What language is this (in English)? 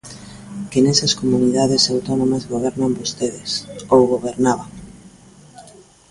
Galician